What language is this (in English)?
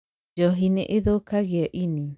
Kikuyu